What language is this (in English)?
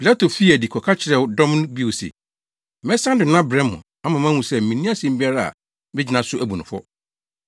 Akan